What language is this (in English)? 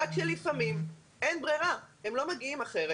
Hebrew